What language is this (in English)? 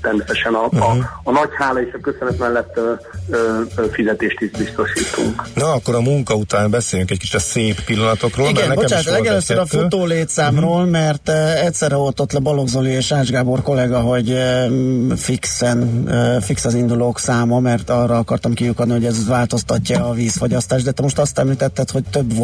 Hungarian